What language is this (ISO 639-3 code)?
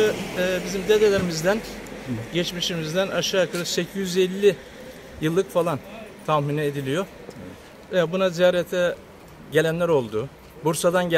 tur